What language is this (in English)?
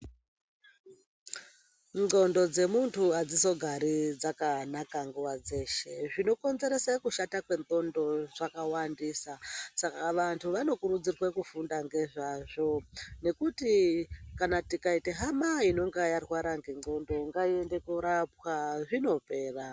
Ndau